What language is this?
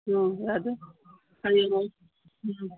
Manipuri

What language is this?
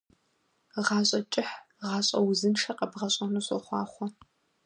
Kabardian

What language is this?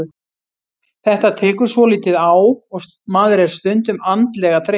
Icelandic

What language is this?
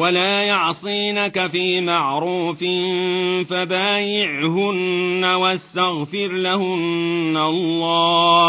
Arabic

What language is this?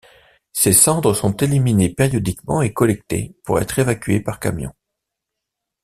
French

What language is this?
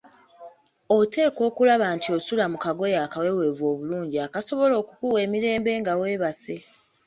Ganda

